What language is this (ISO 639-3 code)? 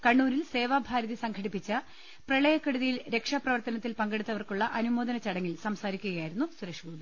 mal